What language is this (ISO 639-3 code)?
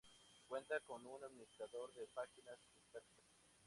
spa